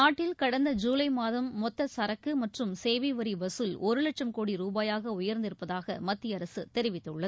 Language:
Tamil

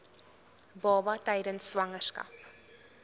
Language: Afrikaans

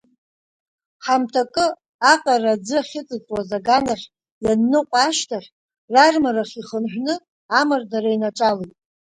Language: Abkhazian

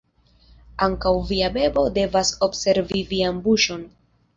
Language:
Esperanto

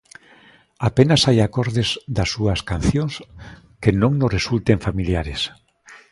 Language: Galician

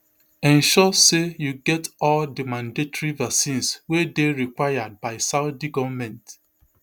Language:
Nigerian Pidgin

